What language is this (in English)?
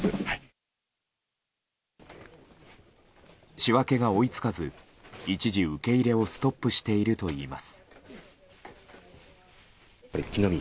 Japanese